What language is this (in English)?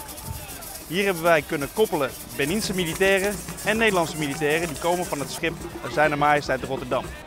Dutch